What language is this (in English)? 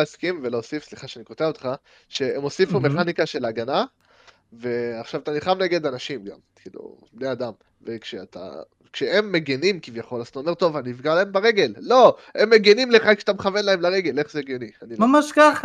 Hebrew